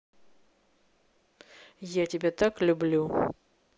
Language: Russian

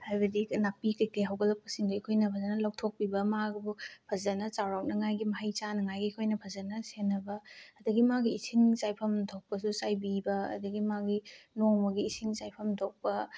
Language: Manipuri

